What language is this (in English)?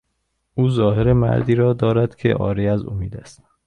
Persian